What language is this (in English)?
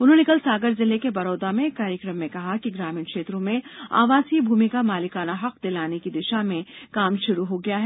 Hindi